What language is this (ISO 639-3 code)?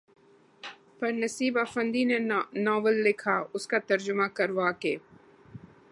urd